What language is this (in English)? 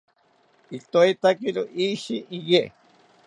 South Ucayali Ashéninka